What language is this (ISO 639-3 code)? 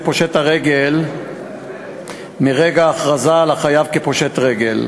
heb